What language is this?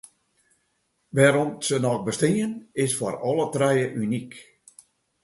Western Frisian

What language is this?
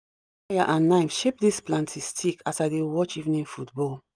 Nigerian Pidgin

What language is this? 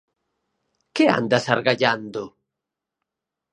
Galician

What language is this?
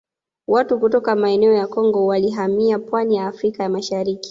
Swahili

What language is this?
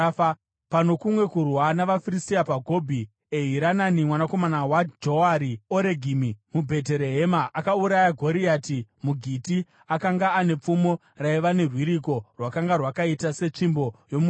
Shona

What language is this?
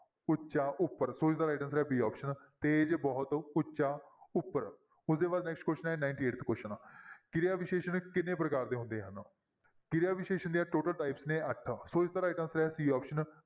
Punjabi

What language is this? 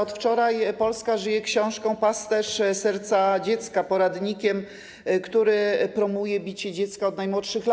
Polish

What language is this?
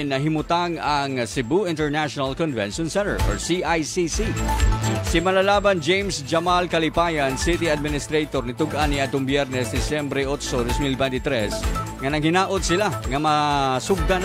Filipino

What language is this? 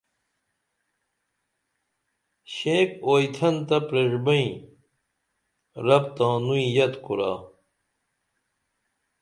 Dameli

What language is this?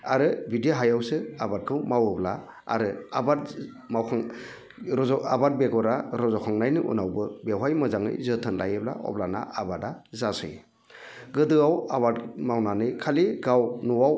Bodo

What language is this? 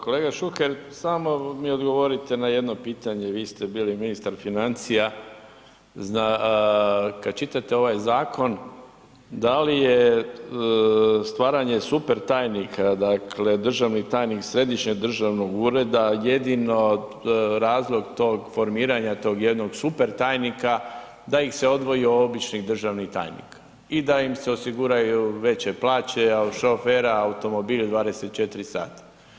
Croatian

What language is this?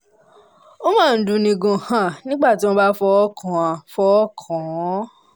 Yoruba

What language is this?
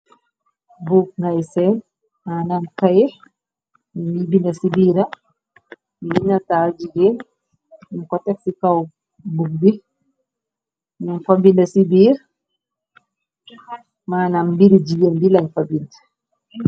Wolof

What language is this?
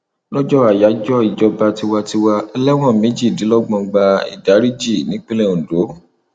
Yoruba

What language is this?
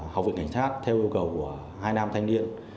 Vietnamese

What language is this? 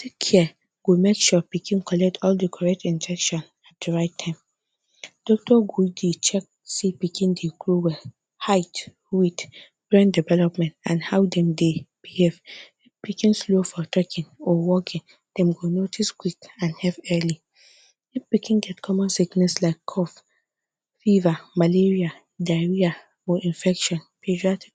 Nigerian Pidgin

